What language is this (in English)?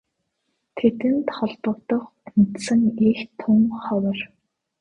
Mongolian